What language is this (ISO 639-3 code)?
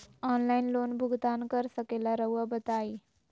mag